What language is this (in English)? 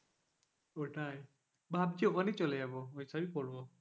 Bangla